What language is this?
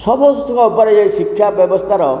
Odia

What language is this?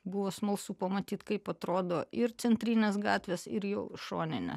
Lithuanian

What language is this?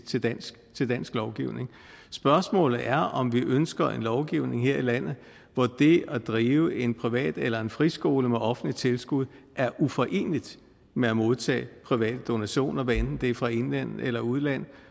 Danish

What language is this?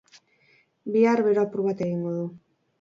Basque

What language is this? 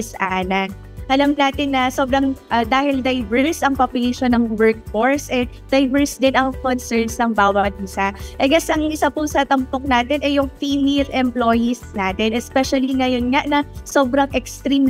Filipino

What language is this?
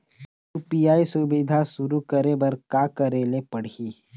Chhattisgarhi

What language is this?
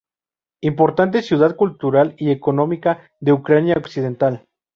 Spanish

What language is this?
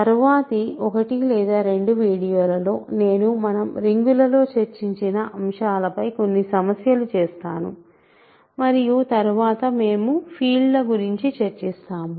Telugu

